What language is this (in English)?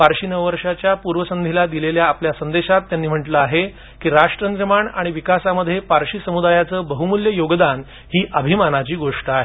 Marathi